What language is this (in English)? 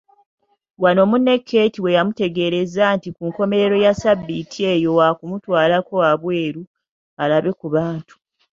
Ganda